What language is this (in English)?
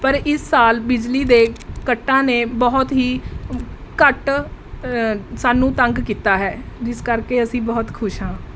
Punjabi